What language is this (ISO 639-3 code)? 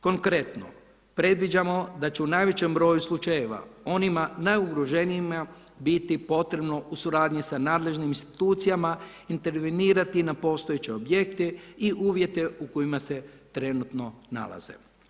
hrv